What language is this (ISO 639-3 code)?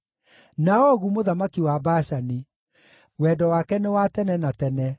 kik